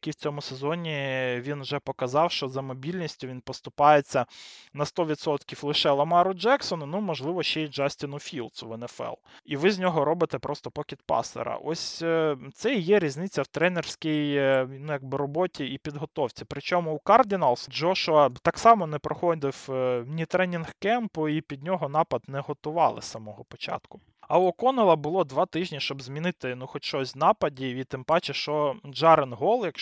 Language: Ukrainian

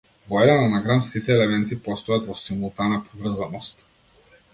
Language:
Macedonian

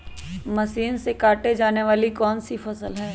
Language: Magahi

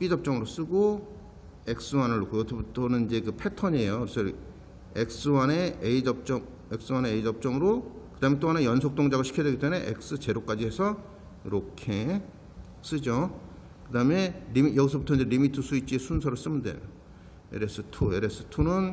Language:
Korean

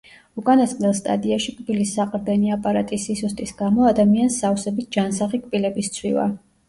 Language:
Georgian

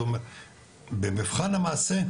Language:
Hebrew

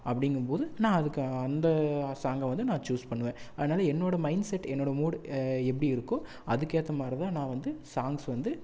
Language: Tamil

